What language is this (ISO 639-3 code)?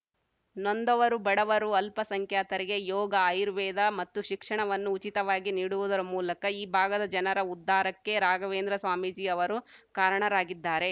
kan